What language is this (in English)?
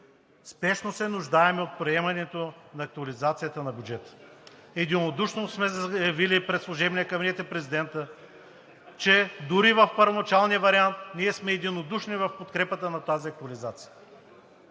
Bulgarian